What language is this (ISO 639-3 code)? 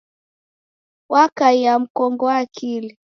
dav